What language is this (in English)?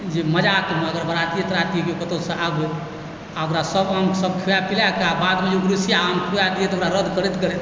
Maithili